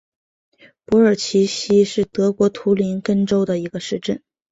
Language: Chinese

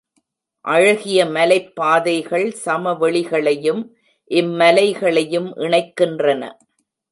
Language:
Tamil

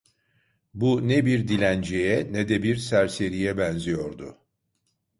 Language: Turkish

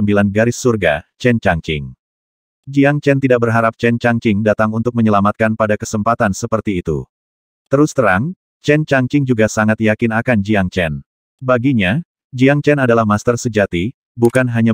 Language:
Indonesian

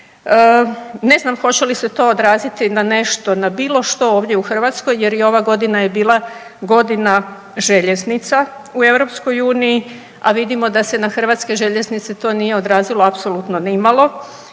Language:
Croatian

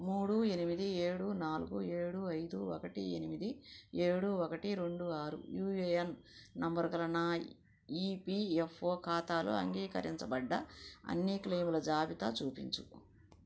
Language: Telugu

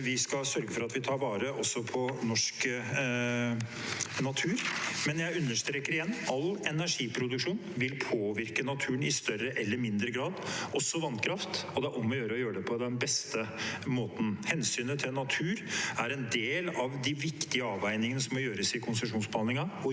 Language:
Norwegian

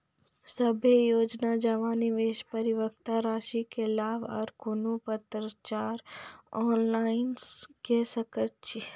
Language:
Maithili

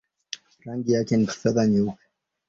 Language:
Swahili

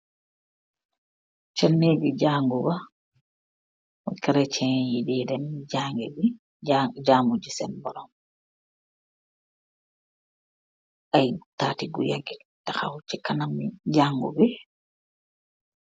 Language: Wolof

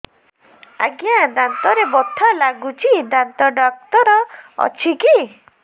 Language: Odia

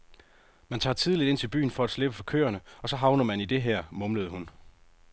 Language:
Danish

